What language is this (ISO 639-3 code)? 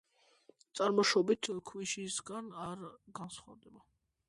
kat